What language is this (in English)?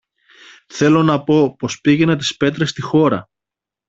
Greek